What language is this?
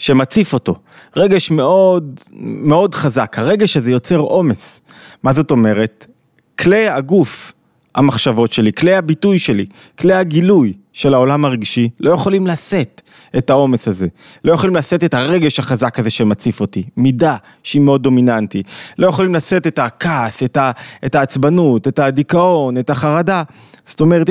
Hebrew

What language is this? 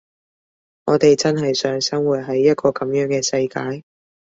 Cantonese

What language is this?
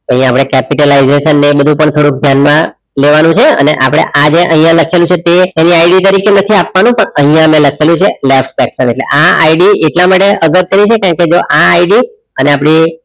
Gujarati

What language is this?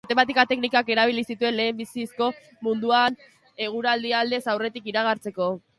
Basque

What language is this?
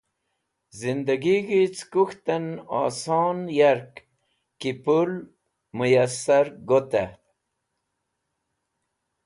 Wakhi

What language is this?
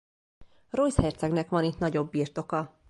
Hungarian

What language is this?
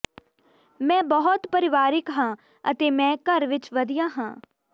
Punjabi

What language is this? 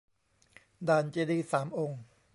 Thai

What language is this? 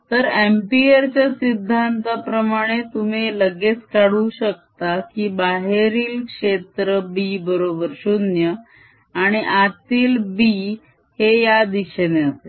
Marathi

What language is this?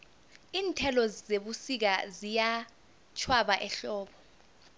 South Ndebele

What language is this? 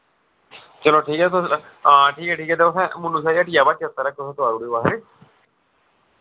Dogri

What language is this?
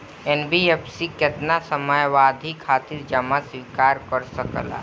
Bhojpuri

